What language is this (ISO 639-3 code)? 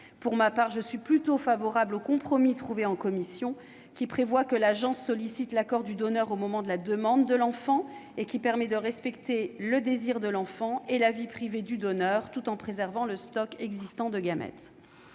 fra